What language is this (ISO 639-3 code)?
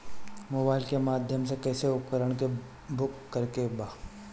bho